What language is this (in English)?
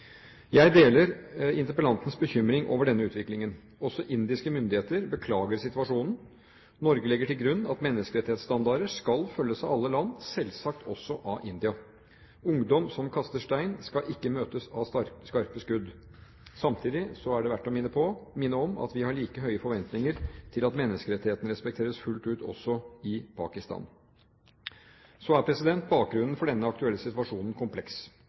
Norwegian Bokmål